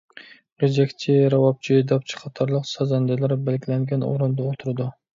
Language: Uyghur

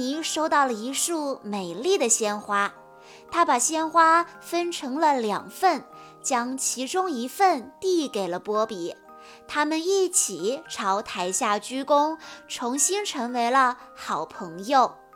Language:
Chinese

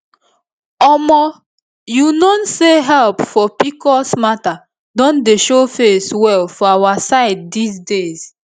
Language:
Nigerian Pidgin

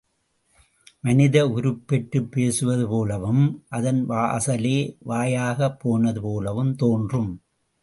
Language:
Tamil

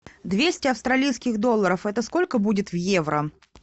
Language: Russian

